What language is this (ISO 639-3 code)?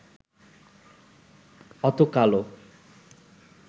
ben